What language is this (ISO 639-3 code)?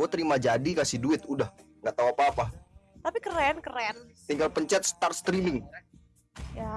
ind